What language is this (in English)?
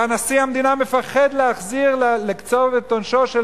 Hebrew